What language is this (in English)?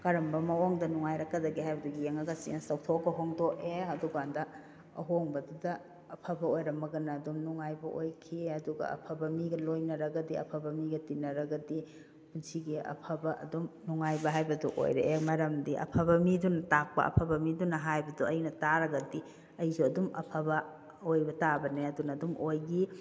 Manipuri